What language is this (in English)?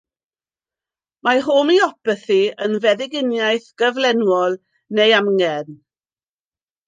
Welsh